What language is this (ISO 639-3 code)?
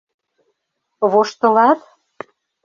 chm